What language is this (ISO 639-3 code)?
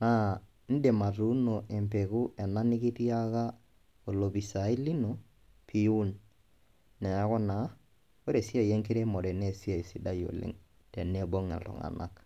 mas